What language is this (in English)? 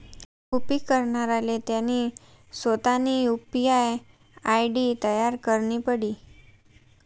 Marathi